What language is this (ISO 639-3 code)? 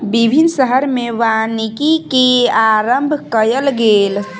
mai